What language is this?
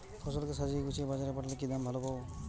Bangla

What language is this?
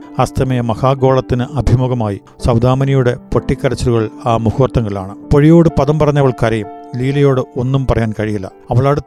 Malayalam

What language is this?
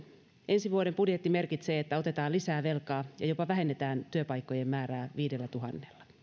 Finnish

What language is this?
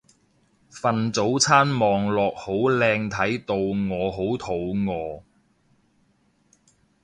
Cantonese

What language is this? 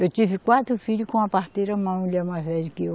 Portuguese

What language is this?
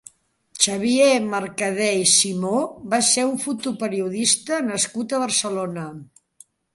Catalan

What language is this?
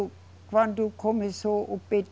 Portuguese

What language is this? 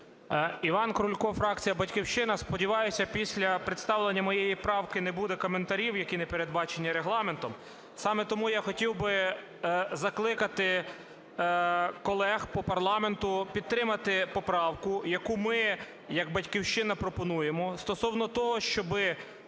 Ukrainian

